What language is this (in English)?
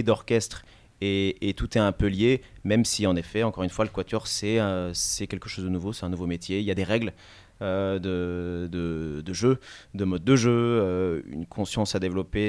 French